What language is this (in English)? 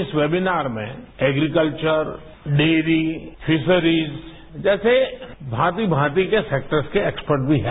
Hindi